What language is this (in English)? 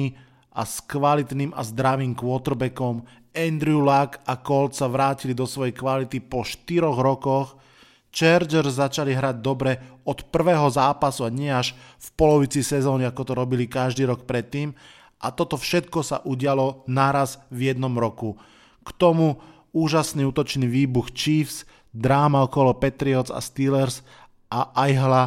Slovak